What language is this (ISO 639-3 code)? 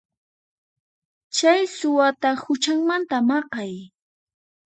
qxp